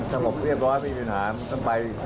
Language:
Thai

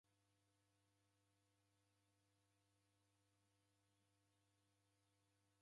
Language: Taita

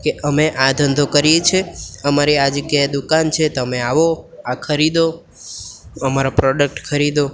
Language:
Gujarati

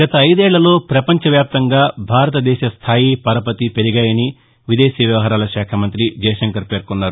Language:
Telugu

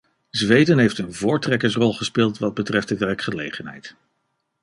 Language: Dutch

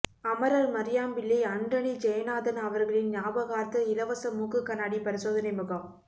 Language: Tamil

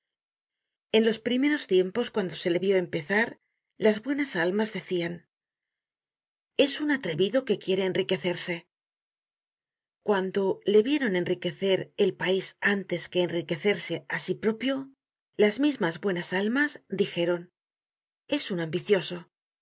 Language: Spanish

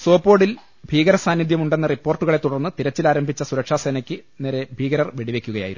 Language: Malayalam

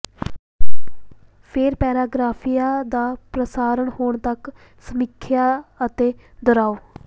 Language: Punjabi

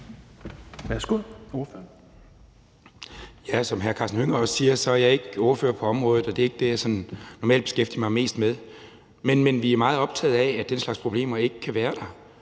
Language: Danish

